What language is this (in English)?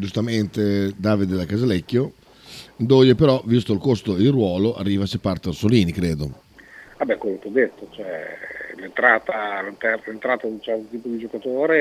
Italian